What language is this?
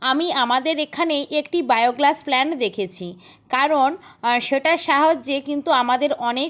Bangla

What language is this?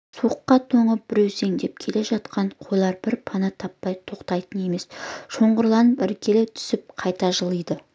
Kazakh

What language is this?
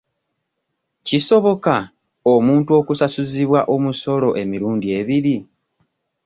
Ganda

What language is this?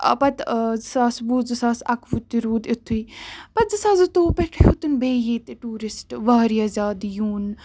Kashmiri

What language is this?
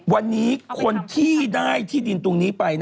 Thai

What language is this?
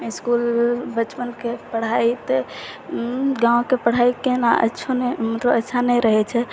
Maithili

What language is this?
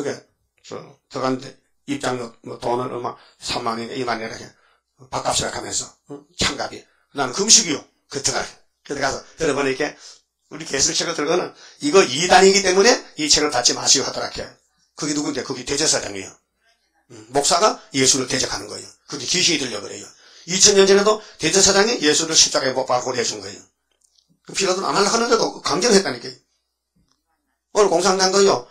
Korean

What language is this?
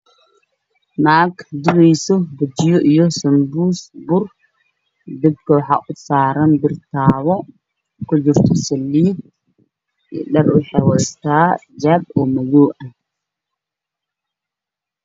Somali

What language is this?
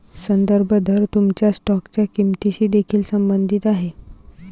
Marathi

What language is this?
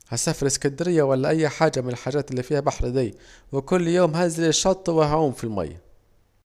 Saidi Arabic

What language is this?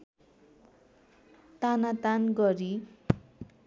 Nepali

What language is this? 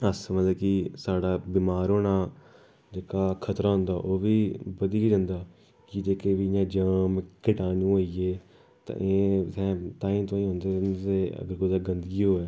Dogri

